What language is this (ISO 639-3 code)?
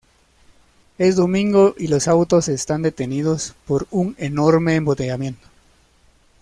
spa